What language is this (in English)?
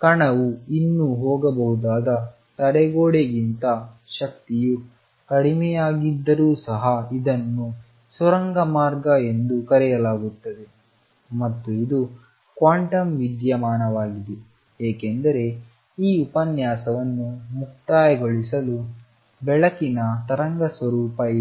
Kannada